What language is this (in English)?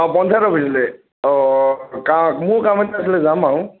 Assamese